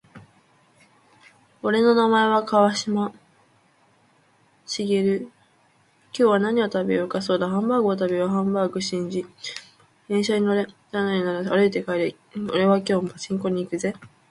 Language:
Japanese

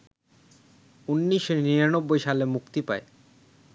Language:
Bangla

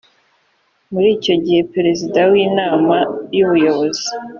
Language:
Kinyarwanda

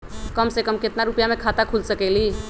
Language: Magahi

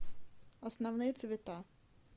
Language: Russian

